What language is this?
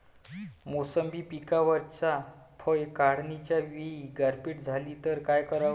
Marathi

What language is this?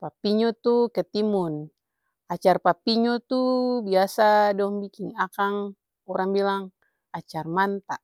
Ambonese Malay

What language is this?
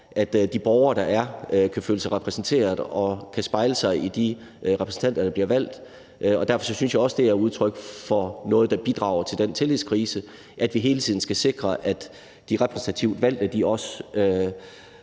Danish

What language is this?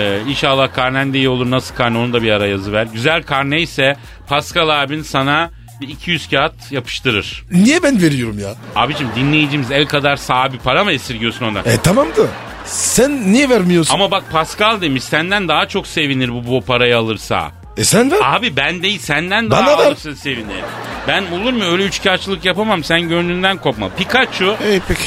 Turkish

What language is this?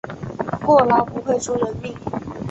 Chinese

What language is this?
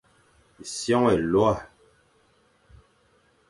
Fang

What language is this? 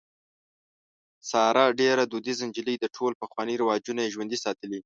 Pashto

